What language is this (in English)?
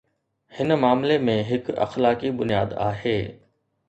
Sindhi